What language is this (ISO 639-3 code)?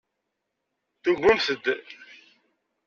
kab